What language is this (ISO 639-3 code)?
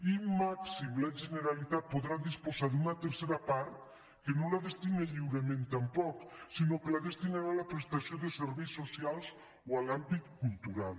cat